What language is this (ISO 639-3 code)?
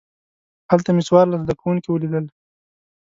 pus